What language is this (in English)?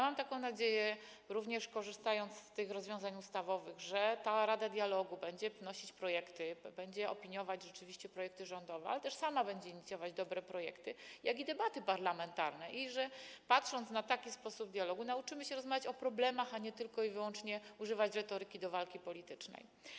Polish